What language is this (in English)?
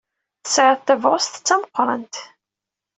Kabyle